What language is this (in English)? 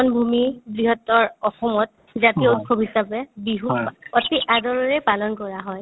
Assamese